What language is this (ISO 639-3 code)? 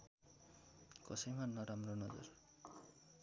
nep